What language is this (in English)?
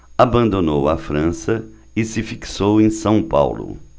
Portuguese